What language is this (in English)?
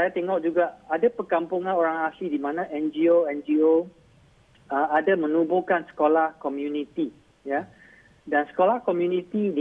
Malay